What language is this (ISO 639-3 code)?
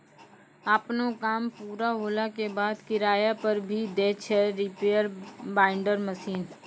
mai